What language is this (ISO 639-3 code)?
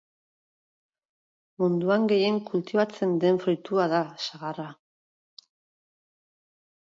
eus